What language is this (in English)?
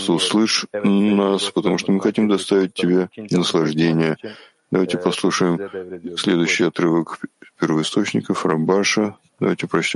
Russian